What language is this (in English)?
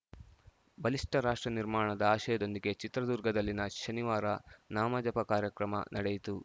Kannada